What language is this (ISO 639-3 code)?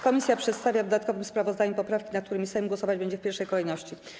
pol